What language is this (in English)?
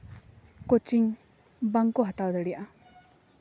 Santali